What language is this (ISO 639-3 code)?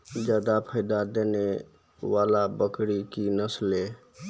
mai